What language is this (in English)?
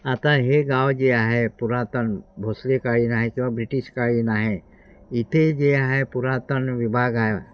Marathi